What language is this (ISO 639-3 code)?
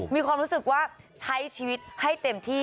tha